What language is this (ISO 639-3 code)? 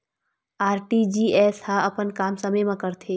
hne